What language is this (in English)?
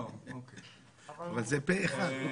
Hebrew